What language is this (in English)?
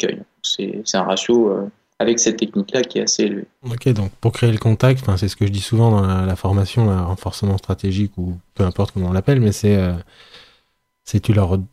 French